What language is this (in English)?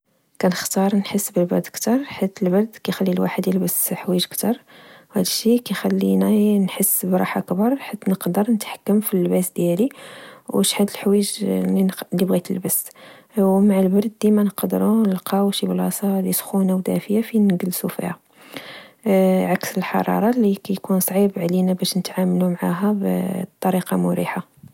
Moroccan Arabic